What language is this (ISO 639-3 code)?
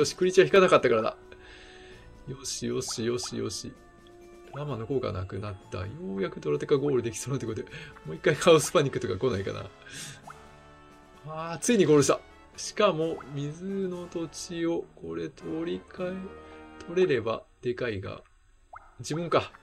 jpn